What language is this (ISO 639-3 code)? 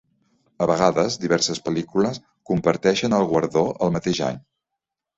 cat